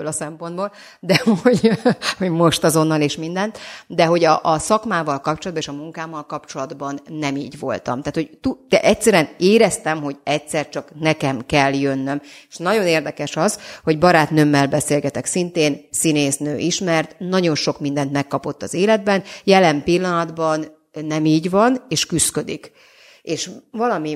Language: Hungarian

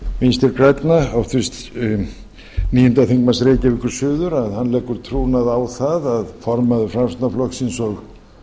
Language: Icelandic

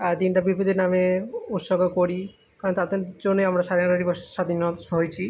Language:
Bangla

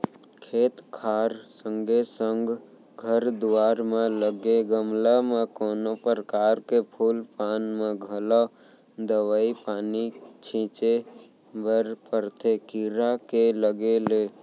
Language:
Chhattisgarhi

